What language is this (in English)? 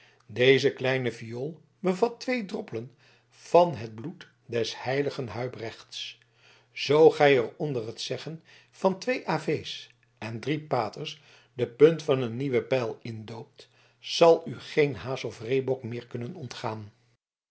Dutch